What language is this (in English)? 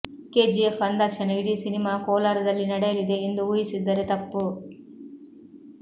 Kannada